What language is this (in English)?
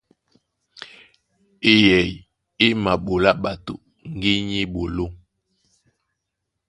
Duala